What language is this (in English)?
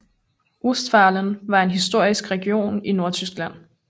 Danish